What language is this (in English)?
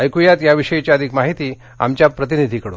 Marathi